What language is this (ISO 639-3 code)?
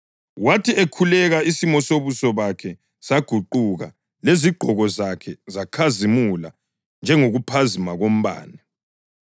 nde